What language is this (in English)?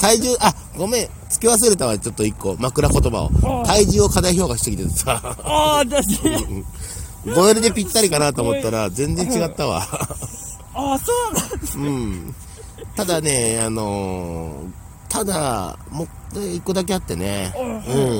Japanese